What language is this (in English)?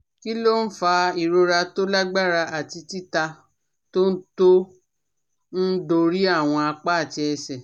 Yoruba